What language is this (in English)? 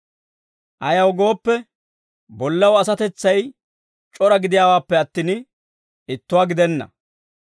Dawro